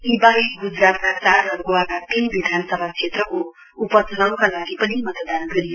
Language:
Nepali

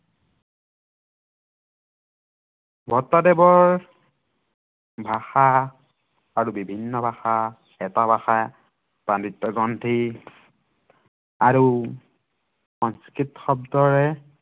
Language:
Assamese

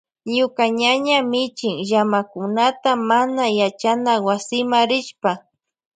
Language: Loja Highland Quichua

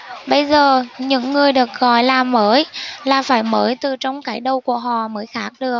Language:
Vietnamese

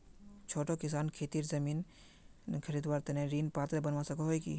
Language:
Magahi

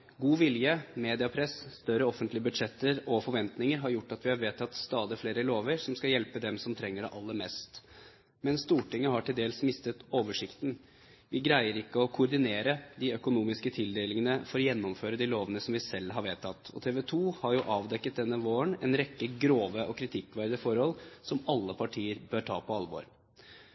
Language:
Norwegian Bokmål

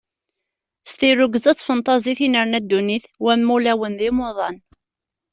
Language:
Kabyle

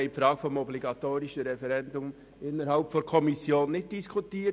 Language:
Swiss German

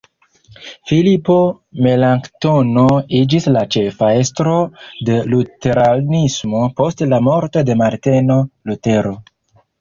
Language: Esperanto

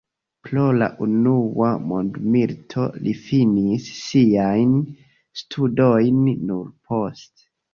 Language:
Esperanto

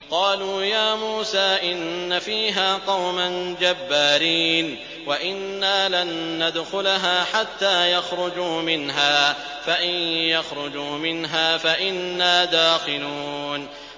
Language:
Arabic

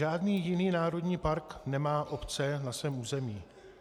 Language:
Czech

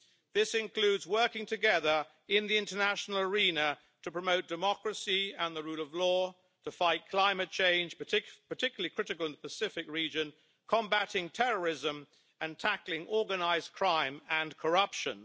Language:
English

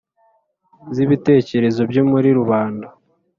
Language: Kinyarwanda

